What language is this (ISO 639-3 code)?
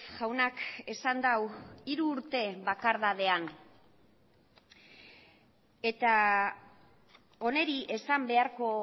eus